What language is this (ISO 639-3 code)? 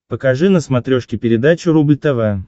rus